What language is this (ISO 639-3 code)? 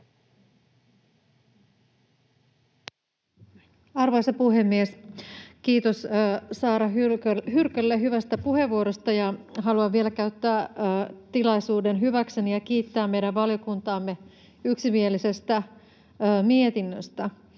fin